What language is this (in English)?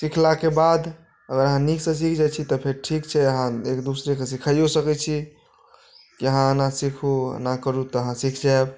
Maithili